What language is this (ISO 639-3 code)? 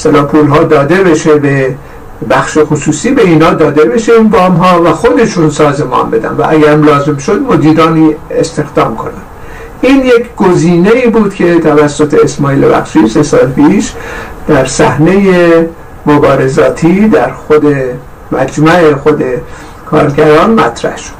fas